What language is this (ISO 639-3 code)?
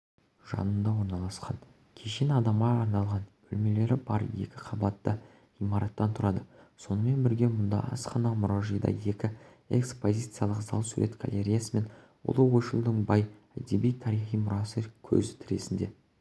kaz